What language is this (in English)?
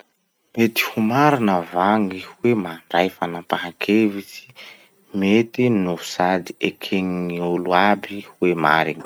Masikoro Malagasy